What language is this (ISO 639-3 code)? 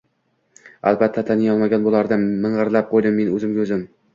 uzb